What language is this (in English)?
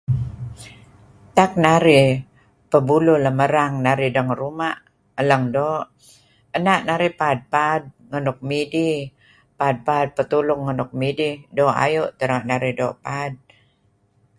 Kelabit